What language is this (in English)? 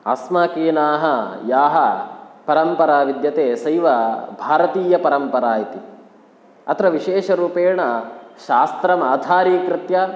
Sanskrit